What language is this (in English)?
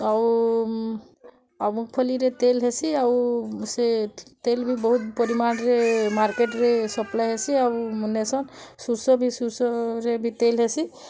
Odia